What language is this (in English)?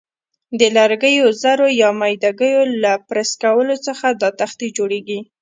Pashto